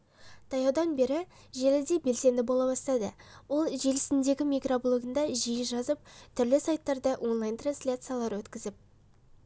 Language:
Kazakh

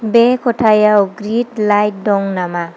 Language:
Bodo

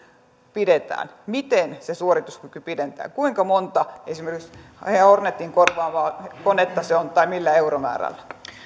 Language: Finnish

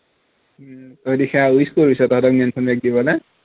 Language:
Assamese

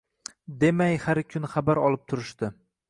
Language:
Uzbek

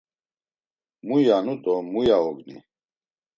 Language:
Laz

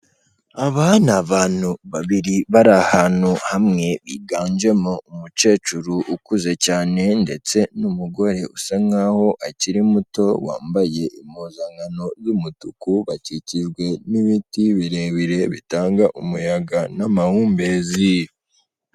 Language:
Kinyarwanda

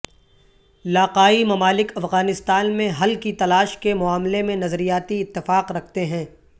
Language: Urdu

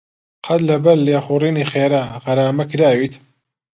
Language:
Central Kurdish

